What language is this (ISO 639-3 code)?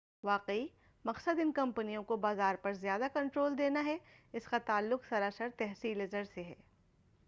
urd